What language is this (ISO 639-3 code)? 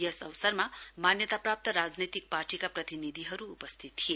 nep